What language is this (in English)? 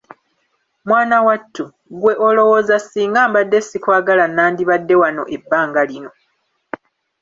Ganda